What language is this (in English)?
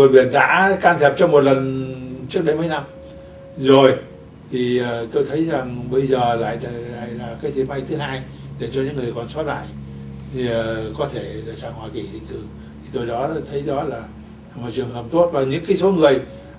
Vietnamese